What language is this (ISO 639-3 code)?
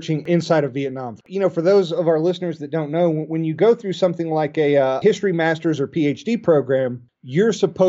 eng